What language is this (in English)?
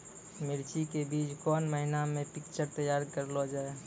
Maithili